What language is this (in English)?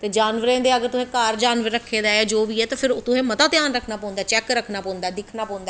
Dogri